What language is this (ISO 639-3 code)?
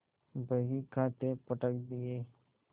hin